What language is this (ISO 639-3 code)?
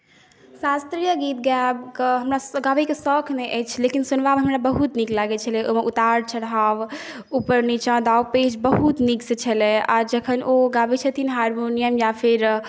mai